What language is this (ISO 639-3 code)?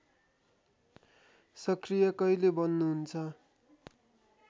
nep